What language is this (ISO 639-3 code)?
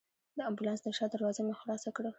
pus